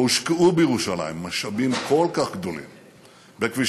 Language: Hebrew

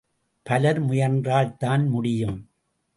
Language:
Tamil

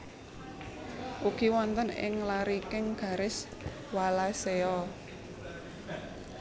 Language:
Javanese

